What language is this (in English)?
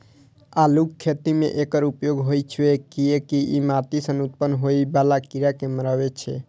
Maithili